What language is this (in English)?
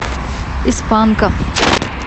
Russian